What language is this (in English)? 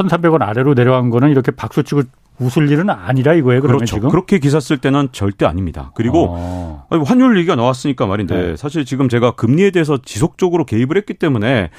Korean